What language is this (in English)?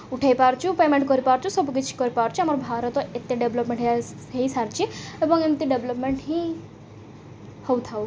Odia